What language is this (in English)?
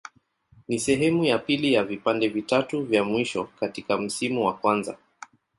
Swahili